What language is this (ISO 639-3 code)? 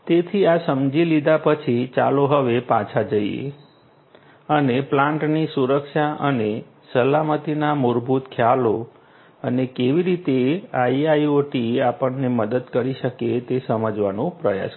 guj